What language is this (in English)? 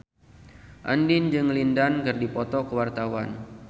Sundanese